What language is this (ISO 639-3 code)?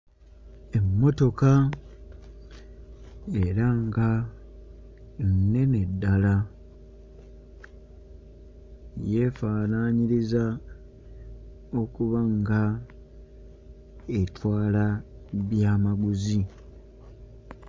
lug